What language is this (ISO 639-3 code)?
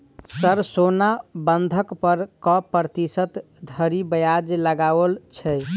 mai